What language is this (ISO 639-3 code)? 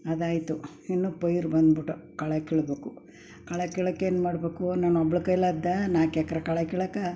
kan